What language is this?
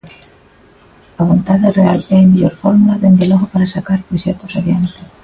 Galician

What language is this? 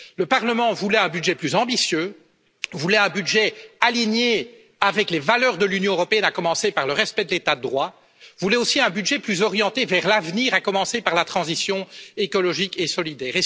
French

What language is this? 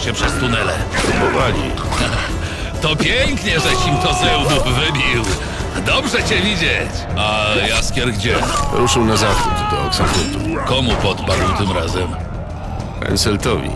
Polish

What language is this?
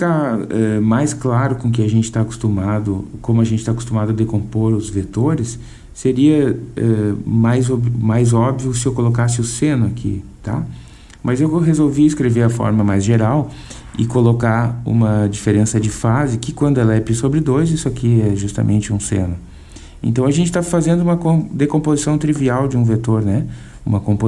Portuguese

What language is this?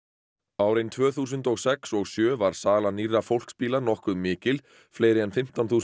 Icelandic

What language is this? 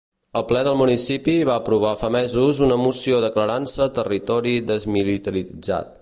Catalan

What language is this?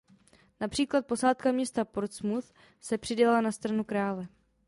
Czech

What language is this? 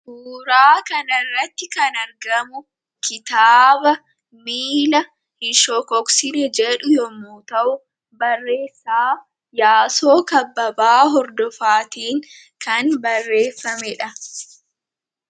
Oromo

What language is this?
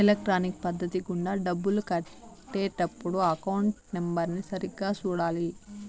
Telugu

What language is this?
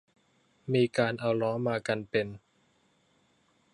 Thai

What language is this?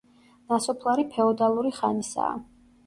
Georgian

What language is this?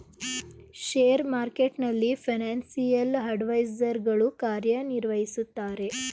Kannada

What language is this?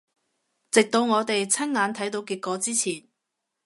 Cantonese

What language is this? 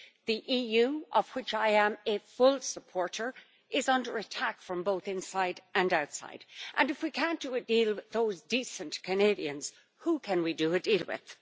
English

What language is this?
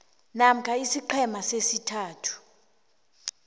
South Ndebele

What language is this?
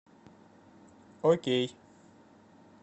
Russian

